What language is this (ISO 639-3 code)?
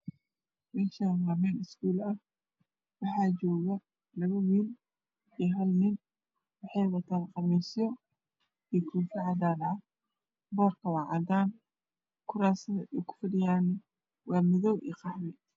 som